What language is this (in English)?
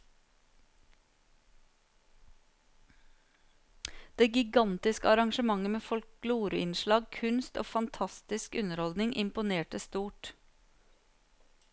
Norwegian